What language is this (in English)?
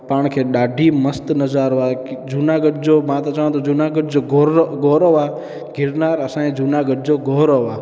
Sindhi